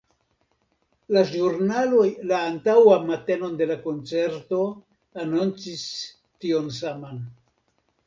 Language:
Esperanto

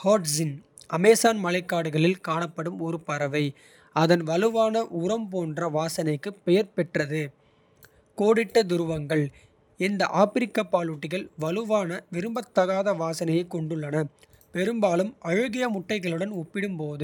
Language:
Kota (India)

